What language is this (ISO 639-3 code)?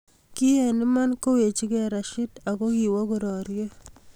kln